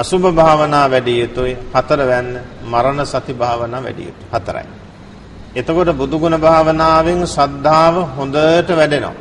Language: Turkish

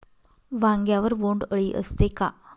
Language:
Marathi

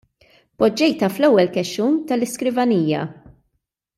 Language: Maltese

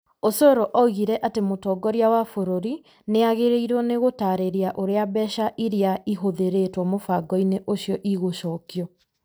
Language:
Kikuyu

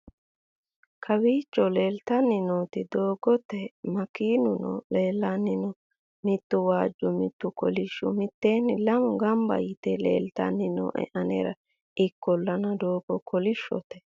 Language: Sidamo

